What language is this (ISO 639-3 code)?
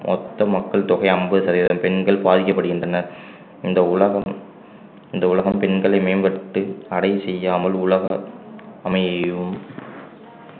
tam